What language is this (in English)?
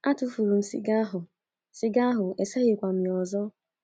Igbo